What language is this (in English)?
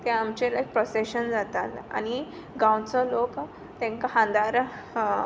Konkani